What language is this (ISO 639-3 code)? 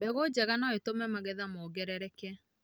kik